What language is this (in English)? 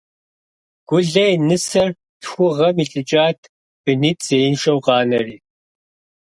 Kabardian